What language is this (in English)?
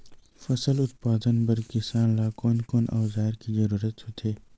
Chhattisgarhi